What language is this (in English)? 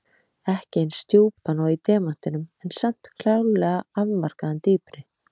Icelandic